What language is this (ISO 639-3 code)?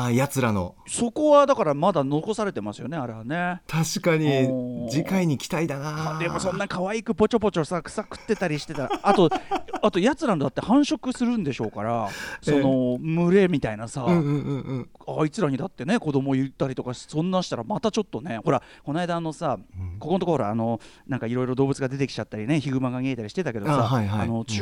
jpn